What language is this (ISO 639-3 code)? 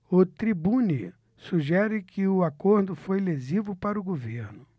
por